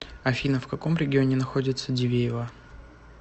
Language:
Russian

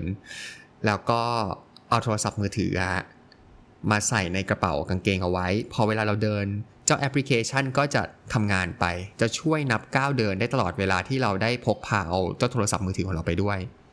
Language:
Thai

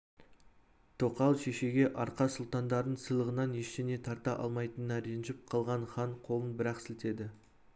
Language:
Kazakh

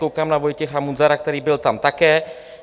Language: Czech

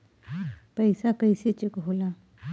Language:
Bhojpuri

